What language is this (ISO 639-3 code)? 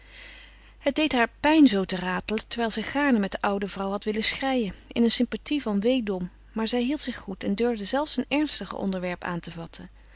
nld